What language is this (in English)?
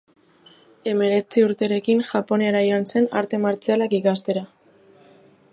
Basque